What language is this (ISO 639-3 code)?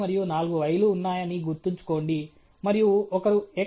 tel